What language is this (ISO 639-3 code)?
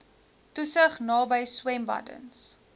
afr